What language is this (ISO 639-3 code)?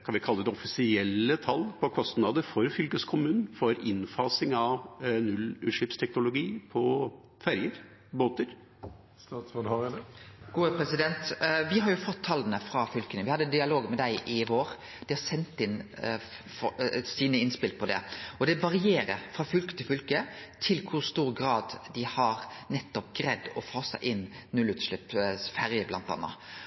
nor